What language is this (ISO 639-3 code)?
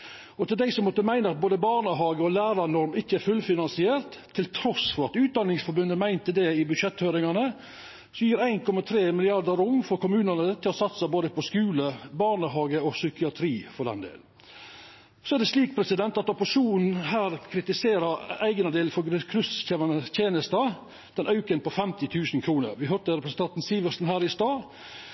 nno